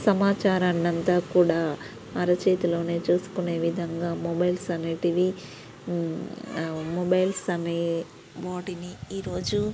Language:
Telugu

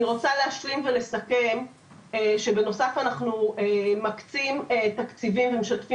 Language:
Hebrew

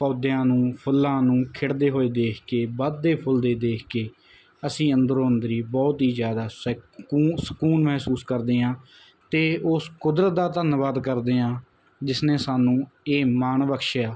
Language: Punjabi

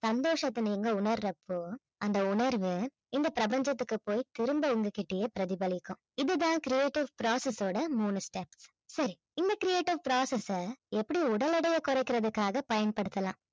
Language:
Tamil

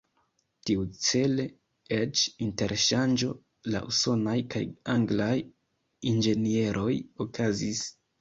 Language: Esperanto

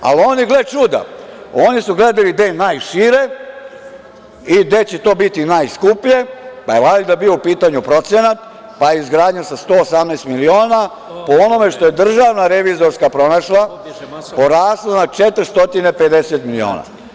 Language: Serbian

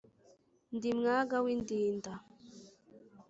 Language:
Kinyarwanda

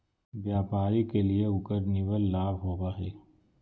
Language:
Magahi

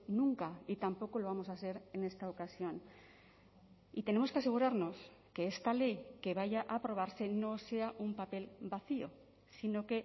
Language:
Spanish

